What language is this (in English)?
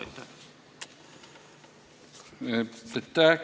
Estonian